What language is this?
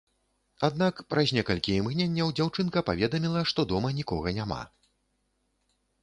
Belarusian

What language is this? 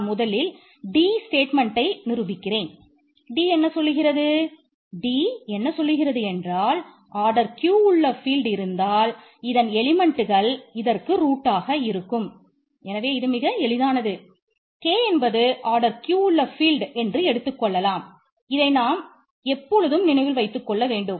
Tamil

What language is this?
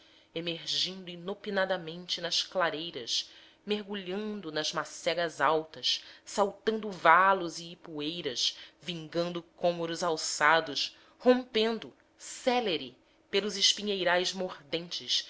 Portuguese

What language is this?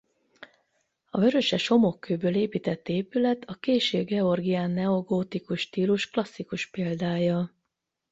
Hungarian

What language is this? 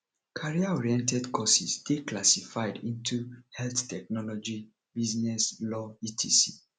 Nigerian Pidgin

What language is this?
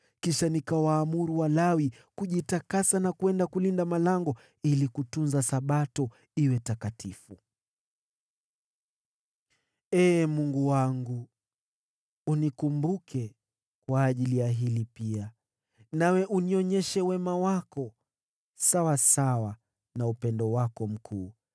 Swahili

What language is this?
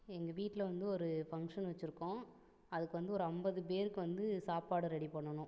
Tamil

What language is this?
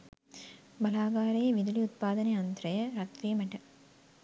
Sinhala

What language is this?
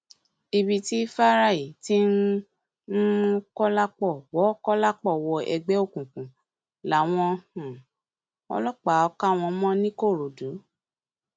Yoruba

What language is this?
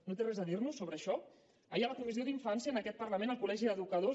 Catalan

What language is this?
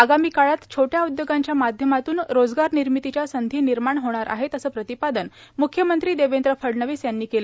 Marathi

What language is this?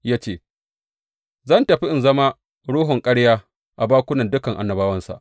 Hausa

